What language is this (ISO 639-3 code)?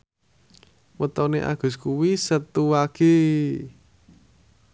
jav